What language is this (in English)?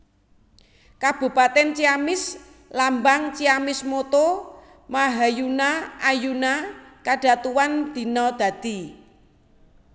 Javanese